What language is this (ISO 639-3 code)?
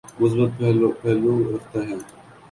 urd